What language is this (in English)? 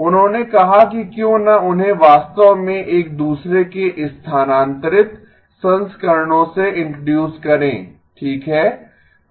Hindi